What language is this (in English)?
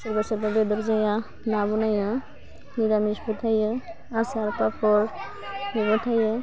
Bodo